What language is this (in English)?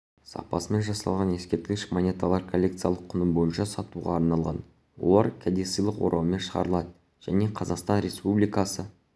Kazakh